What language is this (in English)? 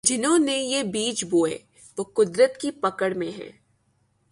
Urdu